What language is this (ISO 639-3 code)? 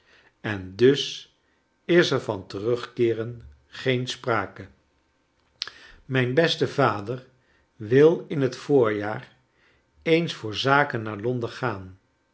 nld